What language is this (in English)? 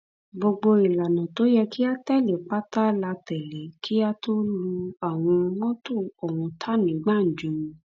Yoruba